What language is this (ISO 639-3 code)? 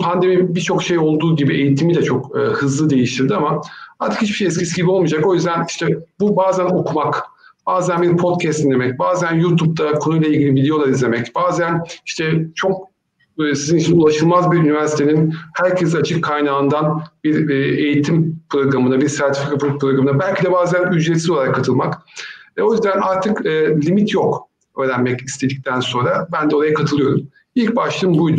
tur